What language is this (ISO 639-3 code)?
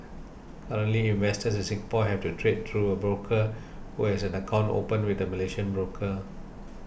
eng